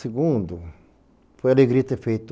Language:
Portuguese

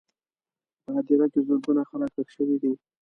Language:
Pashto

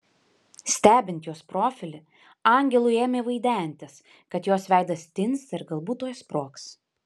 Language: Lithuanian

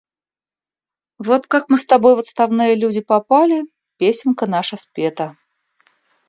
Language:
Russian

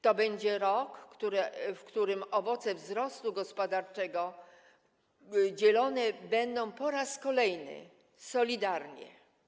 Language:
Polish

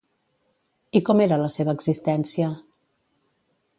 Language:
Catalan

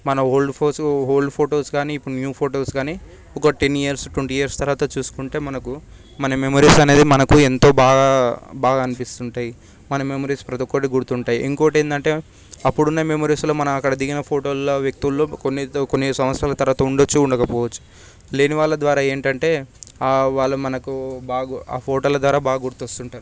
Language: Telugu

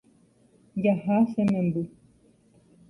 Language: Guarani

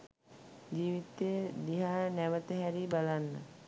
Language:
Sinhala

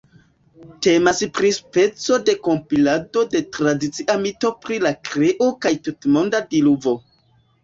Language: Esperanto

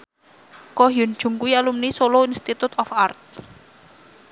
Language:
Javanese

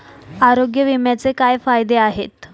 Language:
Marathi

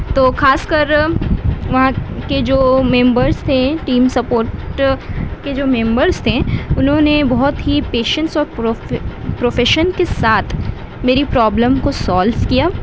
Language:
Urdu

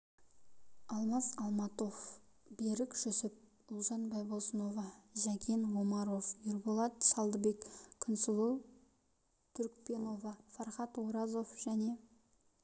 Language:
Kazakh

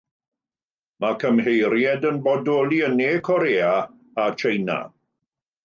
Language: Welsh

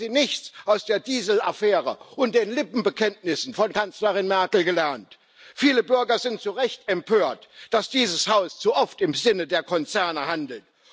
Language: German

